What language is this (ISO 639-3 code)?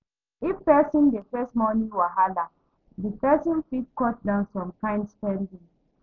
pcm